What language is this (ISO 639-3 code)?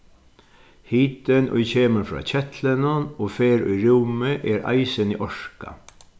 fao